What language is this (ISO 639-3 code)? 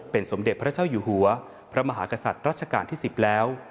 tha